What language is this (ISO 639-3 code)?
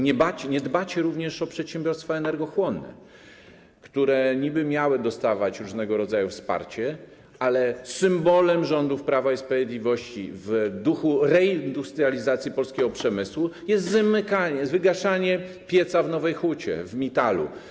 pol